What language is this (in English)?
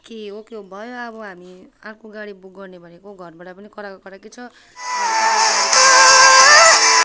Nepali